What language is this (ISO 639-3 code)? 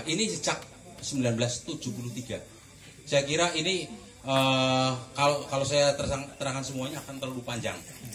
ind